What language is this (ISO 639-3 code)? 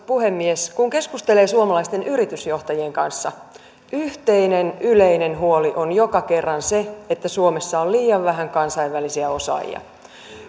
fin